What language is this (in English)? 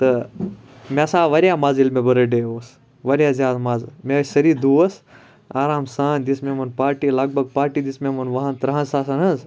Kashmiri